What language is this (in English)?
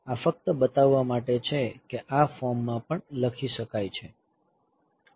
Gujarati